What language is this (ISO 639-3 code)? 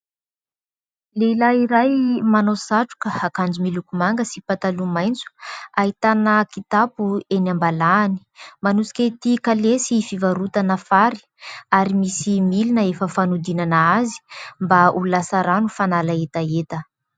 mlg